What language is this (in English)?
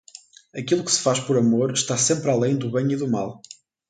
Portuguese